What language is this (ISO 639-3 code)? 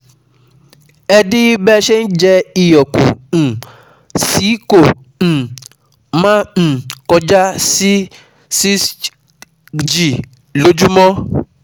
yor